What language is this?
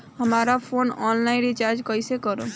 Bhojpuri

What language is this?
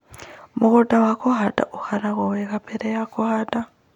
Kikuyu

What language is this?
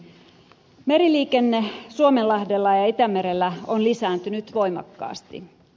Finnish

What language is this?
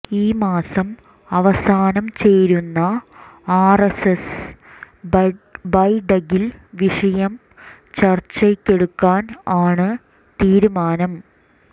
Malayalam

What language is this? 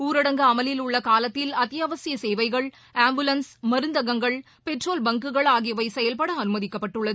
Tamil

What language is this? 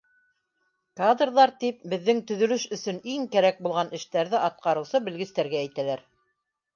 Bashkir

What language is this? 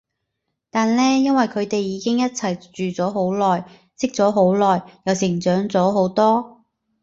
Cantonese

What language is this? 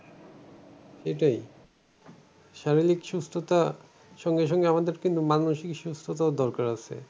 Bangla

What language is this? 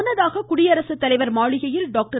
Tamil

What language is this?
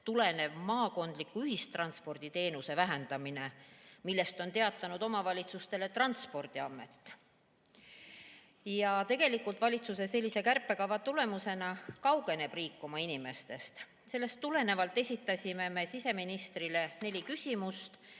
Estonian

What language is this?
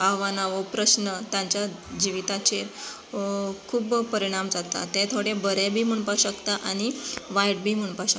Konkani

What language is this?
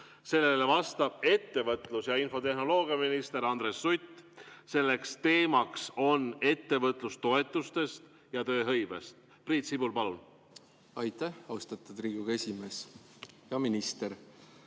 Estonian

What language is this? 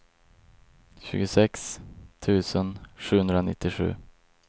Swedish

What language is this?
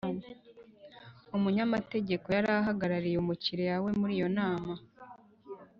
Kinyarwanda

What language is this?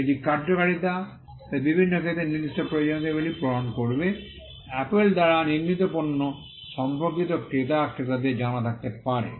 Bangla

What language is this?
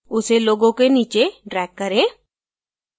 Hindi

